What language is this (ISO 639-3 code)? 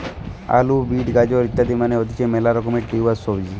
ben